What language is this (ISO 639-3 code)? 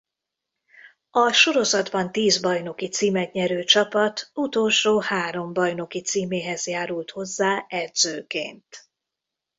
hun